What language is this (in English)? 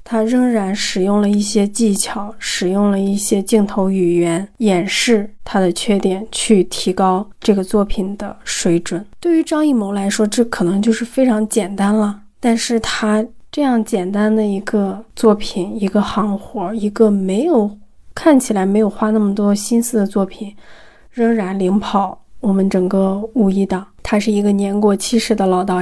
Chinese